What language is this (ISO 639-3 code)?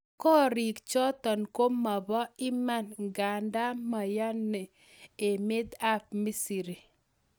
kln